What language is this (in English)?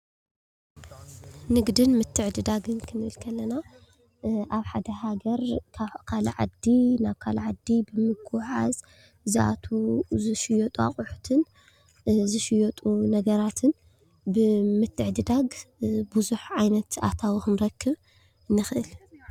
Tigrinya